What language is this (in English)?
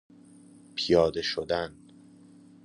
Persian